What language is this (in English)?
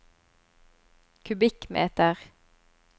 Norwegian